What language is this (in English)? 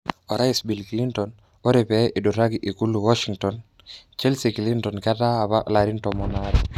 Masai